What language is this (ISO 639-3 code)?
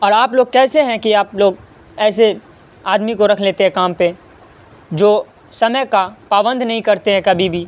urd